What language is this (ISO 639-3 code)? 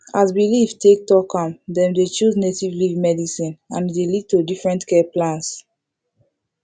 pcm